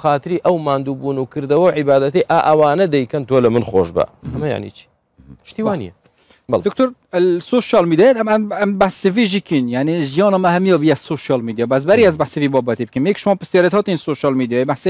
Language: Arabic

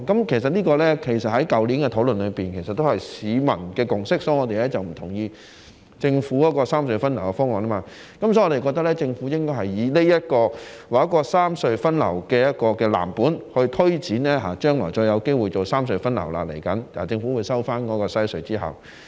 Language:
Cantonese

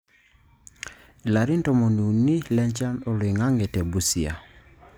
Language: Masai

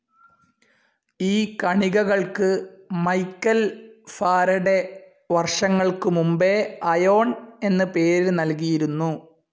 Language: Malayalam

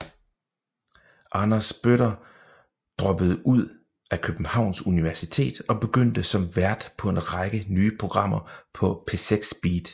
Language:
Danish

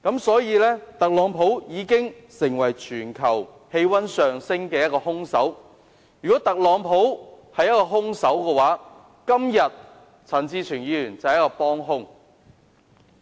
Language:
Cantonese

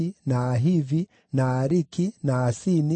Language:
Kikuyu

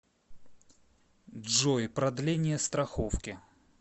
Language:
Russian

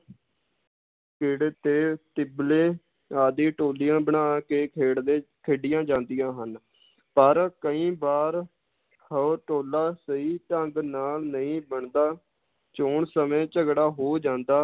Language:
Punjabi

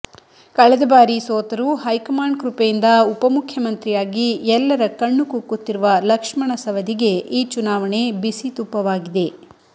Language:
Kannada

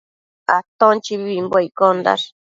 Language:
Matsés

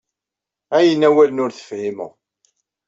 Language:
Kabyle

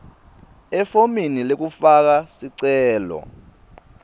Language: Swati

